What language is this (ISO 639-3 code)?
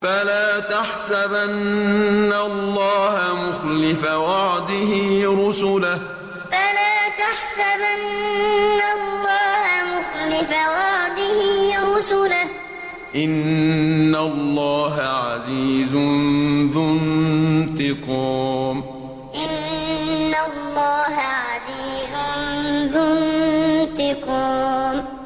ara